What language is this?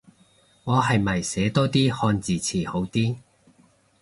Cantonese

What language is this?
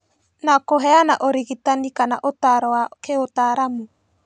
Kikuyu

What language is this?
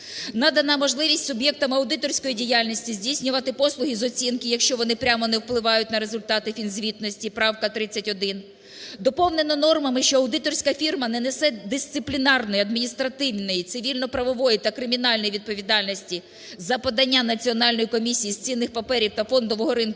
Ukrainian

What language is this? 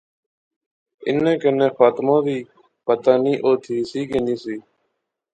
Pahari-Potwari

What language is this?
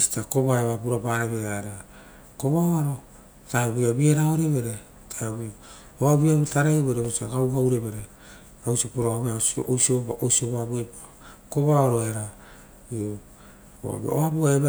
Rotokas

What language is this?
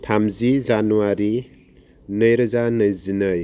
Bodo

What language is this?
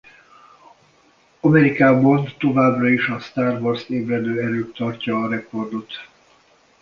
Hungarian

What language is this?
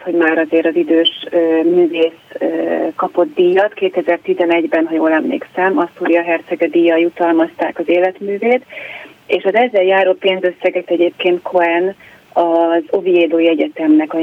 Hungarian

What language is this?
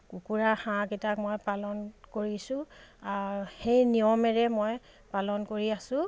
Assamese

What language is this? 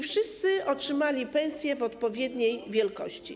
Polish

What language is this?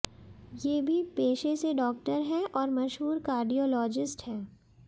Hindi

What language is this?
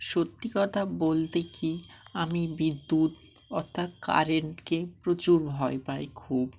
Bangla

